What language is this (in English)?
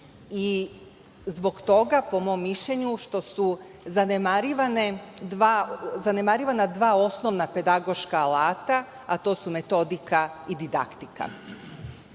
Serbian